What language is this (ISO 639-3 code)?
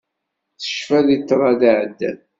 kab